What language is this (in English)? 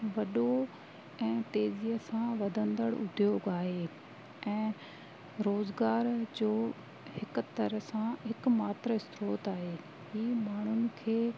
Sindhi